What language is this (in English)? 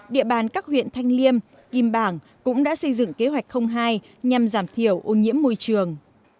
Vietnamese